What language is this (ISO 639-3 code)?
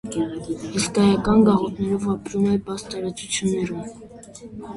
hye